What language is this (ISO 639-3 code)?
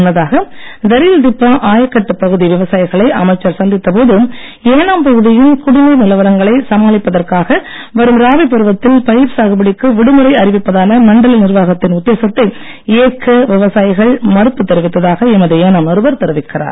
tam